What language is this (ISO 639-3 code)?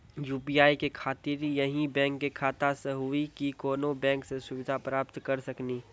mai